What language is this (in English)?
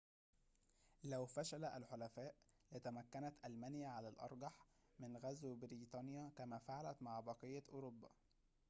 Arabic